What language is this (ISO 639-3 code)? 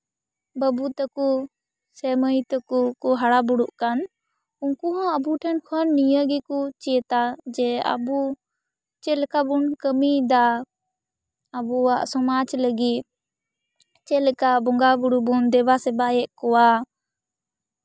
sat